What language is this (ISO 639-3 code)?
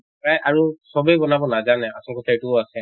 asm